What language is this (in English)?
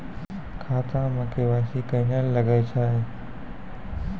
Maithili